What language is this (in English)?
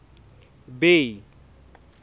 Southern Sotho